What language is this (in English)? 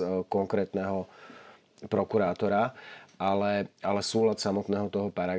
Slovak